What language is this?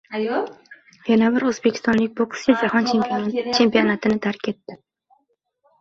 Uzbek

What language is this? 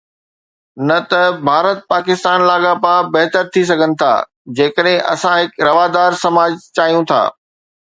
Sindhi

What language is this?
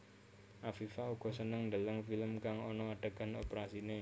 Javanese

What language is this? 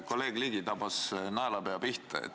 Estonian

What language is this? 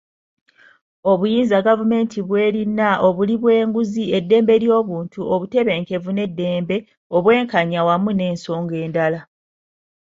Ganda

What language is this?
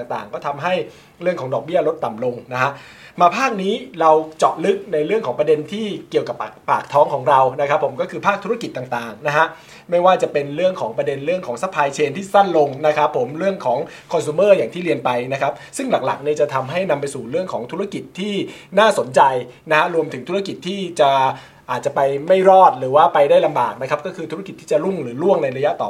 Thai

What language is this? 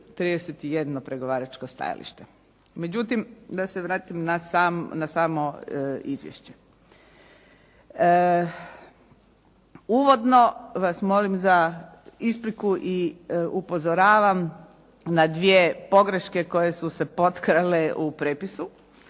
Croatian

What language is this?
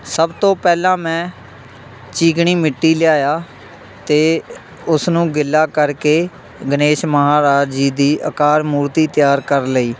Punjabi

